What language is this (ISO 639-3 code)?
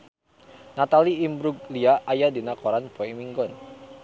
sun